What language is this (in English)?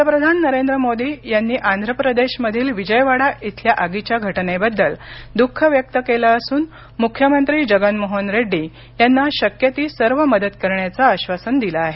Marathi